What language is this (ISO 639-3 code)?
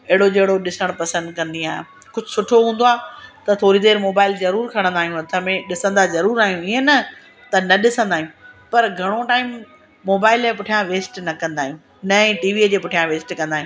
snd